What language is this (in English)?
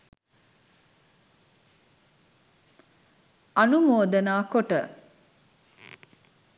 Sinhala